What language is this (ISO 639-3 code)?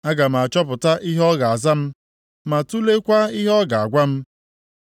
ibo